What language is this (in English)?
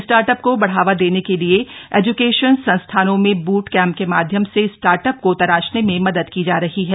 Hindi